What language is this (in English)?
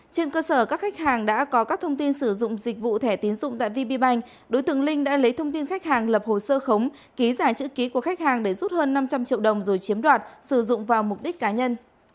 Vietnamese